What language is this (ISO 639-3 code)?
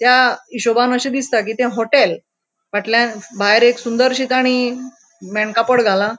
kok